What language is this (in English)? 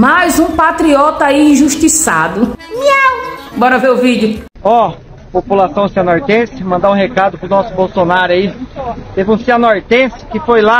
Portuguese